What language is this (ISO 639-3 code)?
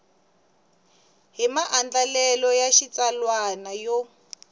tso